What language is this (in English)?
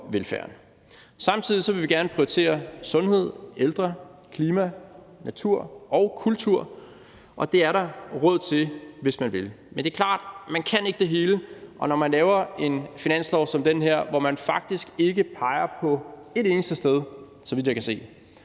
Danish